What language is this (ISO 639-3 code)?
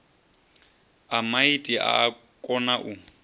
ven